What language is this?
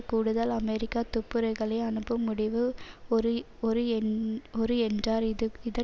Tamil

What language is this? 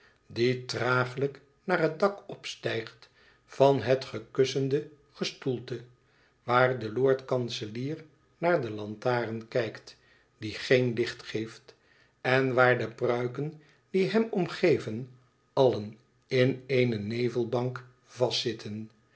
Dutch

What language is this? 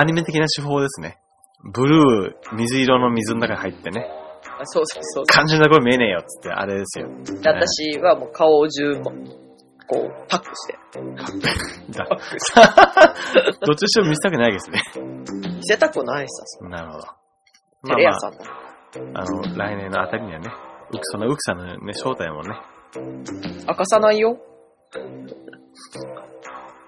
Japanese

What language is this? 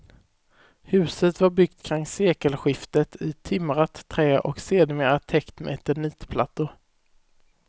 Swedish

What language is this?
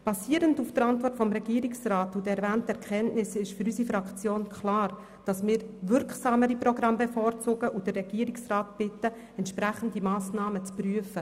Swiss German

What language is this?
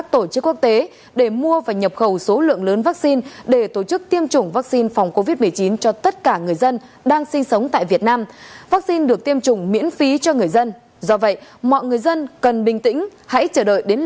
Vietnamese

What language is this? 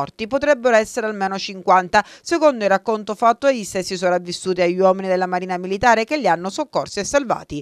Italian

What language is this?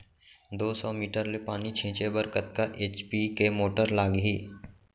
Chhattisgarhi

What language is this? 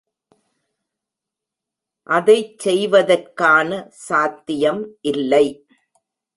Tamil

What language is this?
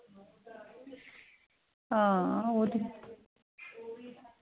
Dogri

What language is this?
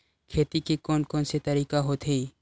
Chhattisgarhi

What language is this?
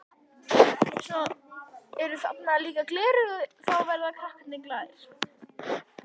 Icelandic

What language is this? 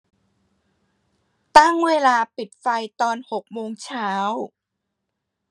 Thai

